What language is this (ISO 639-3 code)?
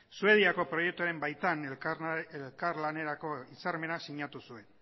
eus